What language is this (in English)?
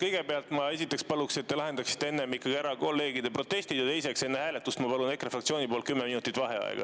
Estonian